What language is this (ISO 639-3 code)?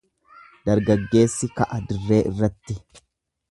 orm